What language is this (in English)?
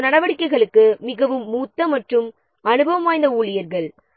Tamil